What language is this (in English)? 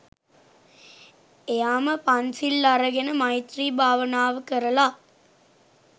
Sinhala